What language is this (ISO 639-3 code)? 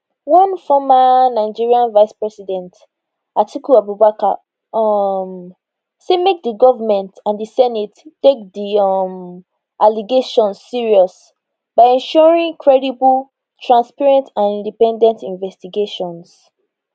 pcm